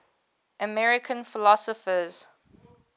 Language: English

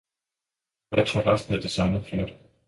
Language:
Danish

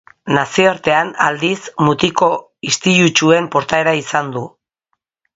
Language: Basque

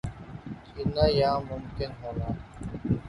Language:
Urdu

